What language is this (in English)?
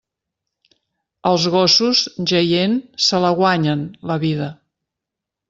Catalan